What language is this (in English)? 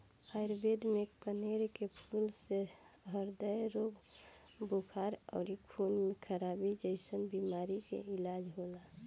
Bhojpuri